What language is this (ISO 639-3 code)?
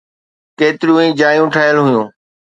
snd